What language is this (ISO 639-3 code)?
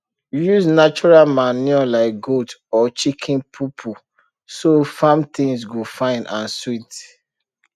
pcm